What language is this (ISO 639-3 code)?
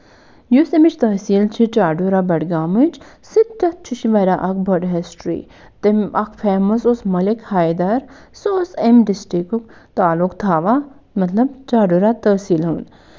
kas